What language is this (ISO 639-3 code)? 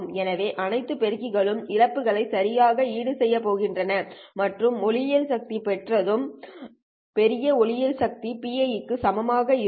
tam